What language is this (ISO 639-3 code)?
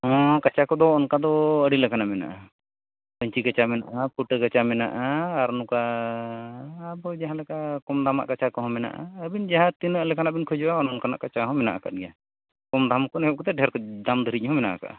sat